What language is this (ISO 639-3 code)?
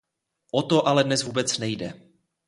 ces